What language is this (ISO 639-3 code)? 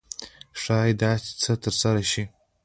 pus